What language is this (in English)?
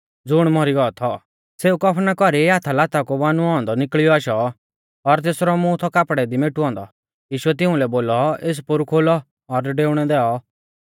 Mahasu Pahari